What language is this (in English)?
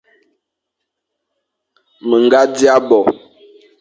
Fang